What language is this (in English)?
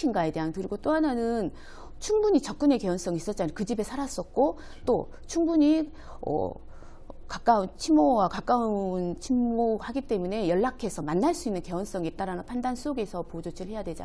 Korean